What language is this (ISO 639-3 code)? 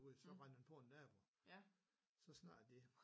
dan